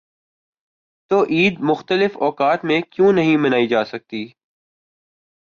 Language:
Urdu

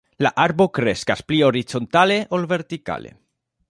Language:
Esperanto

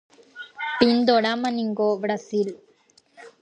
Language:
Guarani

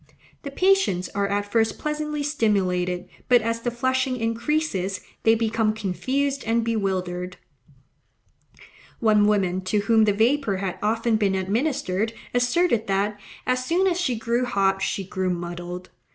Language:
English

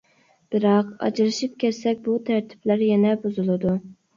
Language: Uyghur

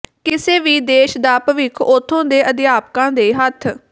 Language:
Punjabi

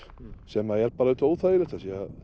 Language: Icelandic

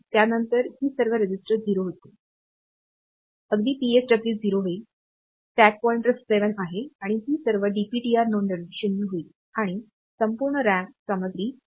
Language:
Marathi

